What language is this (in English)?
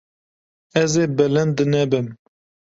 Kurdish